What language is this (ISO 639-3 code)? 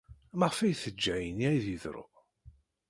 kab